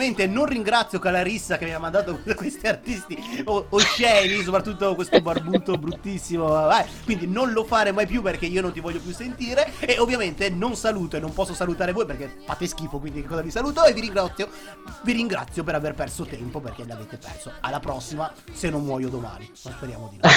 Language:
Italian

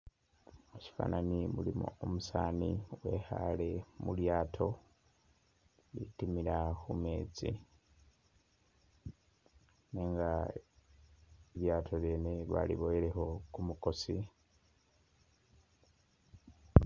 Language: Masaaba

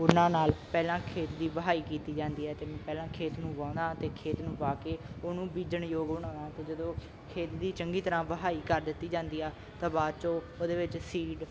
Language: Punjabi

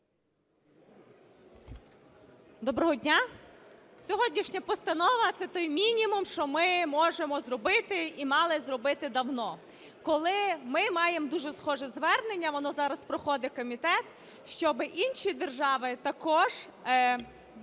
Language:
Ukrainian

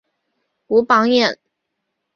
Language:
Chinese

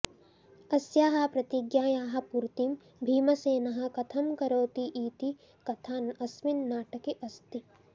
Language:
Sanskrit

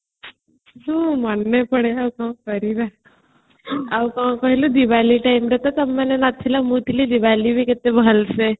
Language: Odia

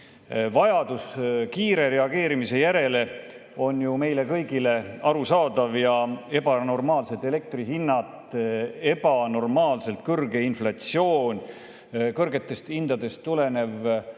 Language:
Estonian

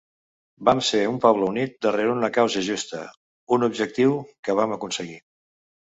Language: Catalan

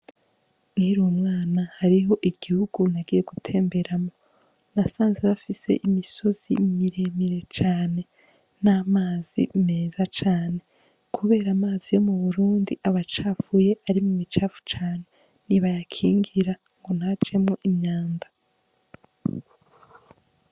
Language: Rundi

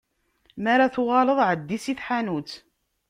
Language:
Kabyle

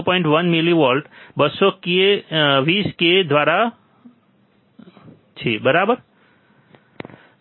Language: Gujarati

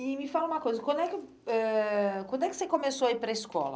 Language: Portuguese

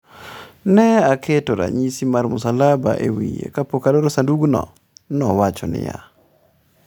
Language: Luo (Kenya and Tanzania)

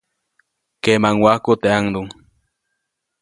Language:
Copainalá Zoque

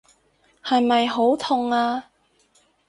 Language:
Cantonese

